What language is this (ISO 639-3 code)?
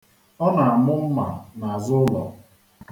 ibo